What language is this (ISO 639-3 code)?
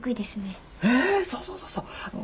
jpn